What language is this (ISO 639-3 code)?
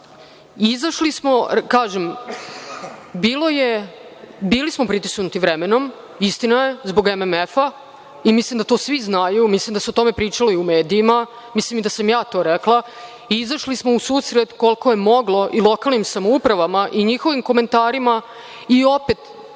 srp